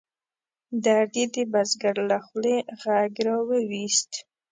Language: Pashto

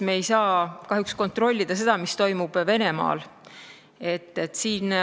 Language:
Estonian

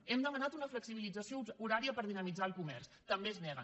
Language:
Catalan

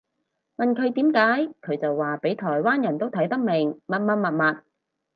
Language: Cantonese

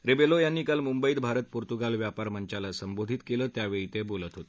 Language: Marathi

